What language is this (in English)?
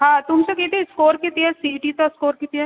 Marathi